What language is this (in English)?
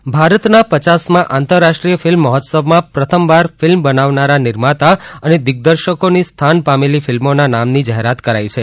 Gujarati